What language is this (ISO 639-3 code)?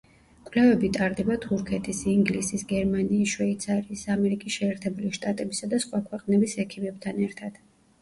kat